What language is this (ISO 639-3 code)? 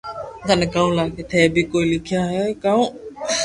lrk